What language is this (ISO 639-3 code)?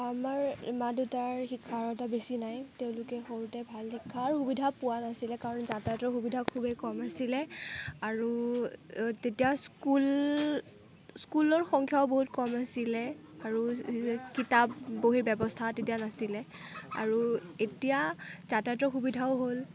asm